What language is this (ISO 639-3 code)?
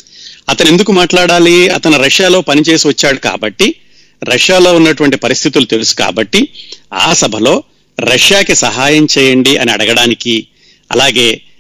tel